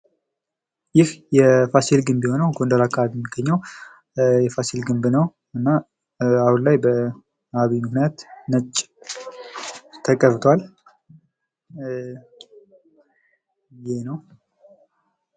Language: Amharic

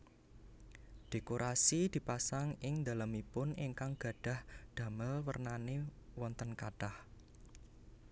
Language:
Javanese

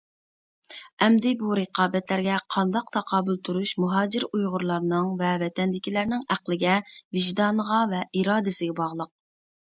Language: Uyghur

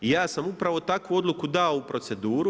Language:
Croatian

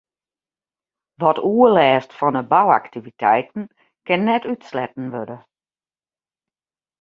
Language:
Western Frisian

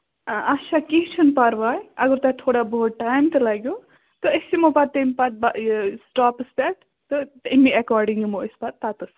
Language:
Kashmiri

